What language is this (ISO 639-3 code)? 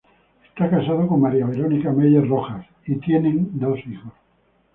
spa